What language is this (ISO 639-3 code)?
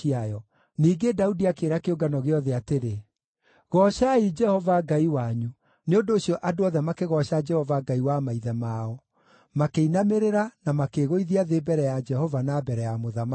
kik